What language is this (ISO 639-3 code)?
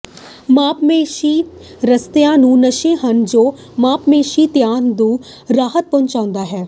pan